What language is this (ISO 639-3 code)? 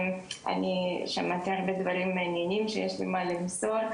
heb